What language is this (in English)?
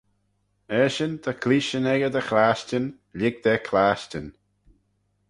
Manx